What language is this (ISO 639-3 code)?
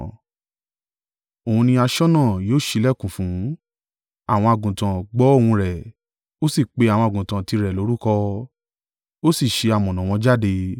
yor